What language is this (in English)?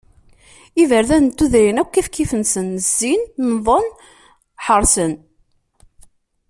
Kabyle